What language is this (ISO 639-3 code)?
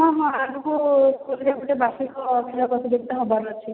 ori